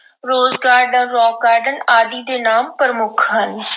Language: Punjabi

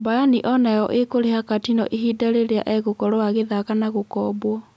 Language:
Kikuyu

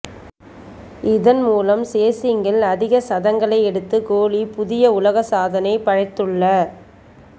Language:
Tamil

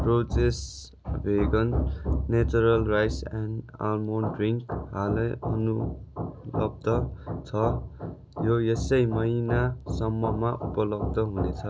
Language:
Nepali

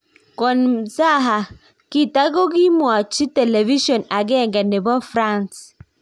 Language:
Kalenjin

